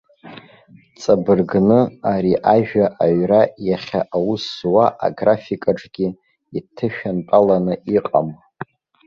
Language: Abkhazian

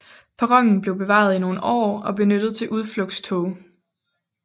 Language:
Danish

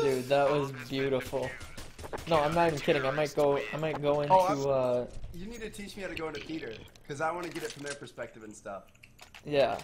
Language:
English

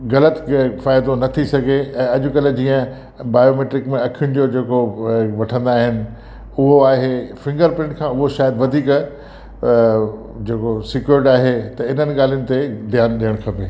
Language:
Sindhi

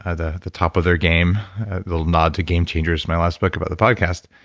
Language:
English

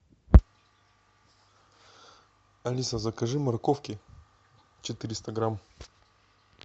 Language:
Russian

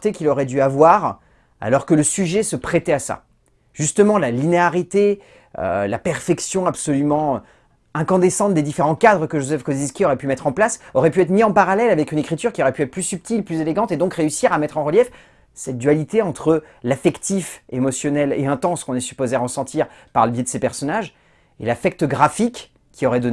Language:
French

